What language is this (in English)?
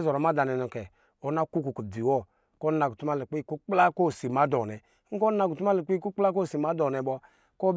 Lijili